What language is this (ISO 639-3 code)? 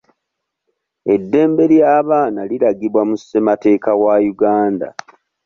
lug